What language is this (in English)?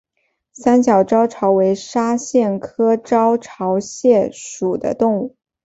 Chinese